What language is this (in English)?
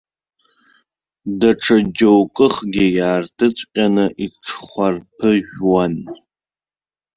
Abkhazian